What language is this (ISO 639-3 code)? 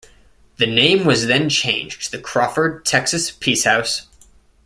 eng